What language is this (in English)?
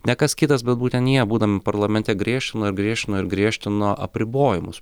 Lithuanian